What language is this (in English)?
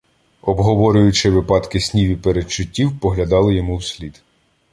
Ukrainian